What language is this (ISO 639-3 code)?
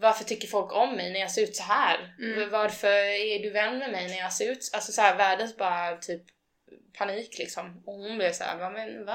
swe